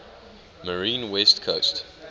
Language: English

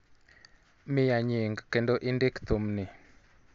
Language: Luo (Kenya and Tanzania)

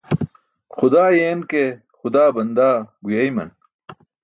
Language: Burushaski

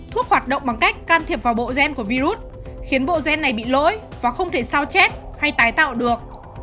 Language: Vietnamese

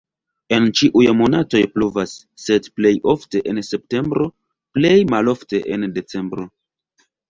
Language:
Esperanto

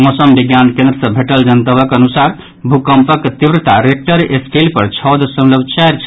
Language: Maithili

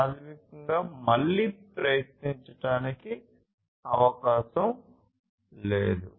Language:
Telugu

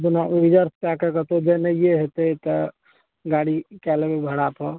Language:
Maithili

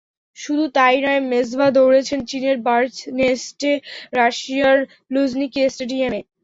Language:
Bangla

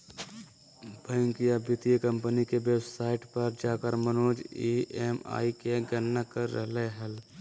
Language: Magahi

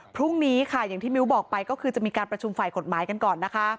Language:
Thai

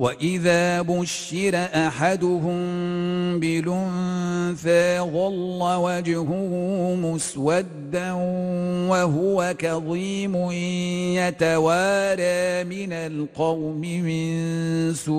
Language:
Arabic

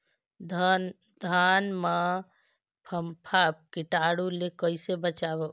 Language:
Chhattisgarhi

